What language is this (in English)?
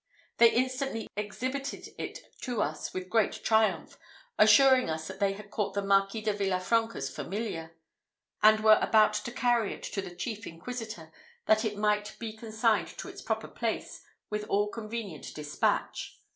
English